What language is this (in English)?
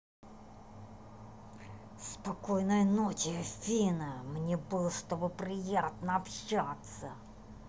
Russian